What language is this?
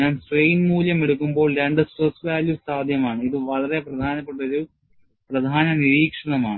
Malayalam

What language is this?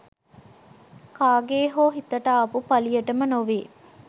Sinhala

